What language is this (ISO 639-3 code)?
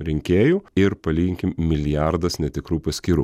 lit